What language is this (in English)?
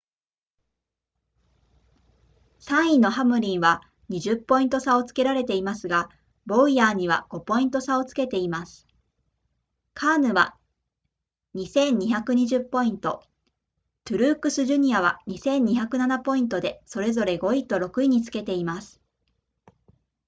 Japanese